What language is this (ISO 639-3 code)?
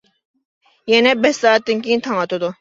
uig